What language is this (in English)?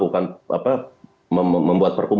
Indonesian